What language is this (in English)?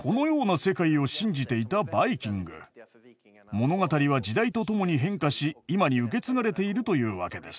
Japanese